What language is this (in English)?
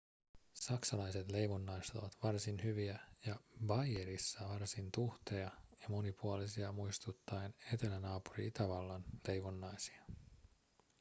Finnish